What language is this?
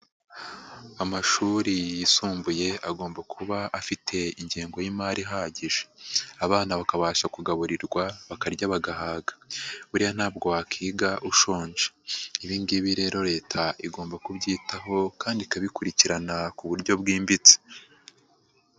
Kinyarwanda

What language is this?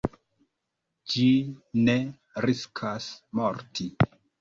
Esperanto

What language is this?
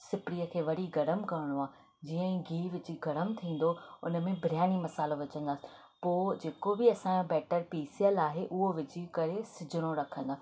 Sindhi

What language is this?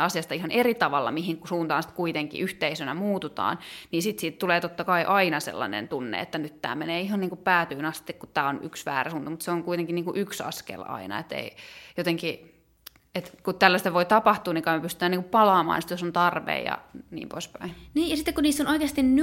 Finnish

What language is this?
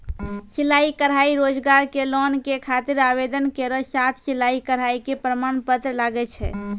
Maithili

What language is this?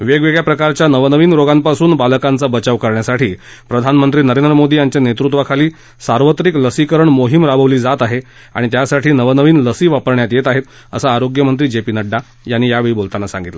Marathi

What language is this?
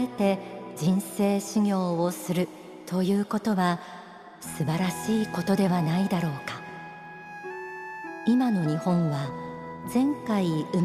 Japanese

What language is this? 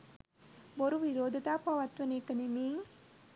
Sinhala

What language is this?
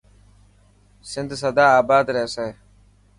Dhatki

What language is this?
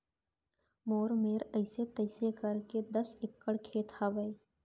Chhattisgarhi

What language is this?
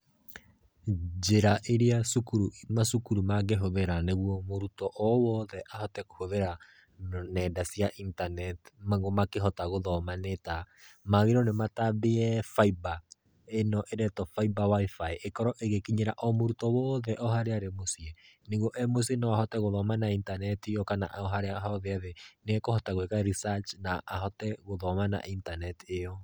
Kikuyu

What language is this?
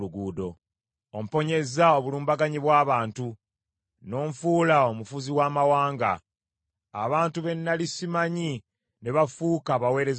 Ganda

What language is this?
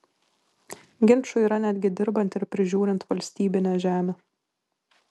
Lithuanian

